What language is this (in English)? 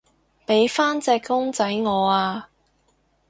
Cantonese